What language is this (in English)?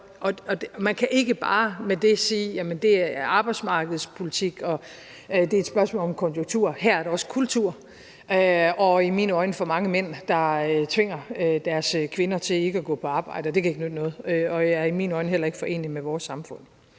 Danish